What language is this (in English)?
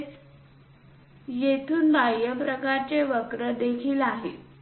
Marathi